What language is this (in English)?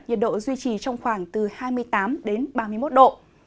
Vietnamese